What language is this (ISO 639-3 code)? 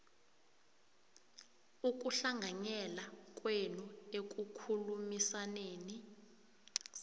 nbl